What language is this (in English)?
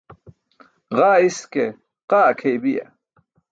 Burushaski